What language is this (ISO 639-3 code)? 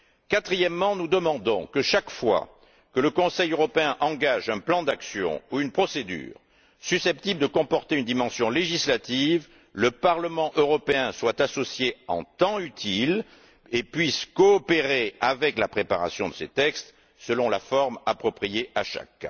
fra